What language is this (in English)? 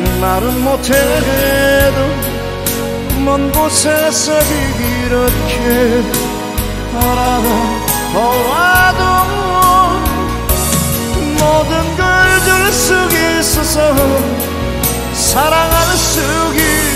Turkish